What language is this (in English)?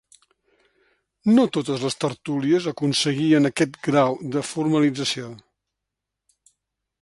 Catalan